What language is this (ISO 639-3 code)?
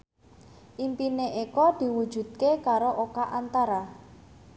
jav